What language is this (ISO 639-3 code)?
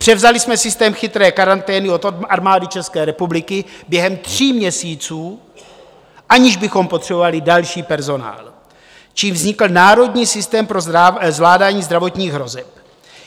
ces